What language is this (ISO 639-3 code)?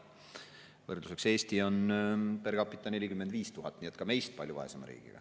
est